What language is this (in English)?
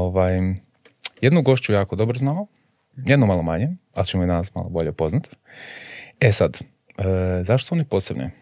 Croatian